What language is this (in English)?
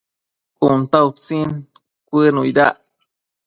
Matsés